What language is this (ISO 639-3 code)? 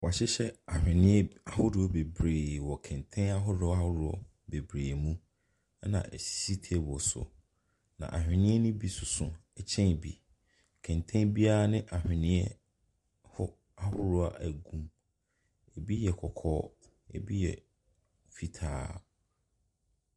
aka